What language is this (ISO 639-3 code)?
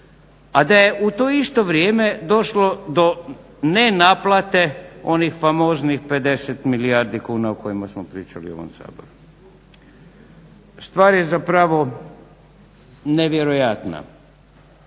hrv